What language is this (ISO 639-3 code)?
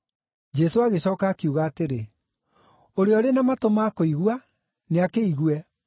kik